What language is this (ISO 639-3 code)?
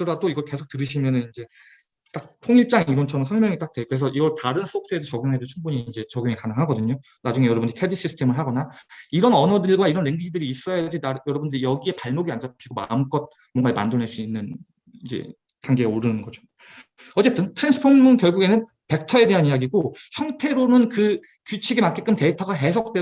kor